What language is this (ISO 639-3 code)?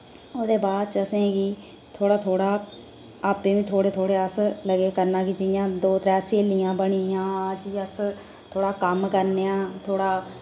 doi